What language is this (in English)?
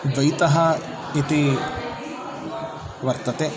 Sanskrit